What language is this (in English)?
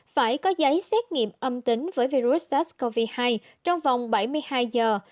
Vietnamese